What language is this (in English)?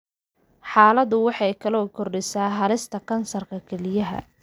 Somali